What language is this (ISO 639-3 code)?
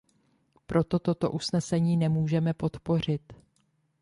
ces